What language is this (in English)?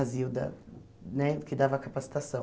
Portuguese